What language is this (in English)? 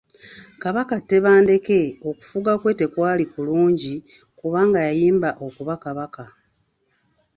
Ganda